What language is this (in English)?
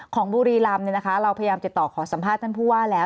Thai